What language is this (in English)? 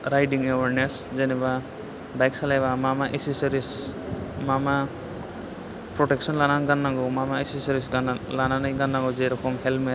Bodo